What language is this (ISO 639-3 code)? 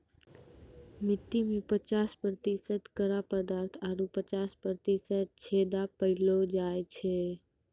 mai